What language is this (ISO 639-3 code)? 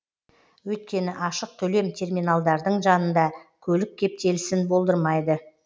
kaz